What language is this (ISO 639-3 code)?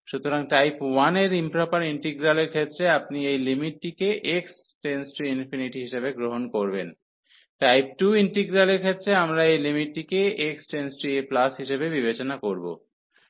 ben